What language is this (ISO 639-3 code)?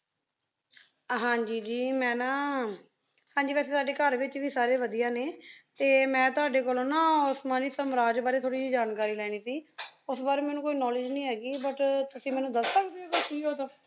pan